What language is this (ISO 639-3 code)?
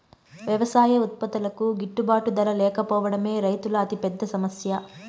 tel